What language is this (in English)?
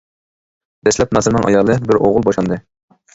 Uyghur